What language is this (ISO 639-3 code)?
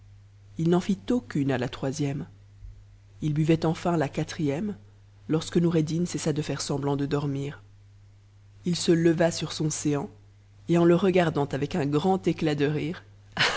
fra